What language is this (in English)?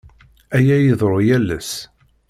Kabyle